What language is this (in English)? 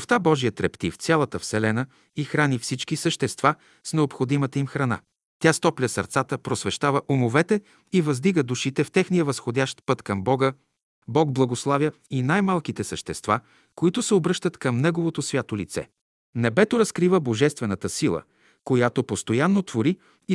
Bulgarian